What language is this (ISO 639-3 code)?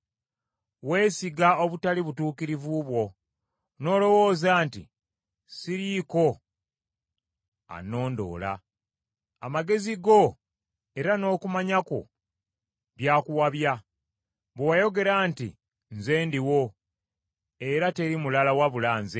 lug